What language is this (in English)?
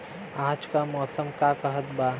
Bhojpuri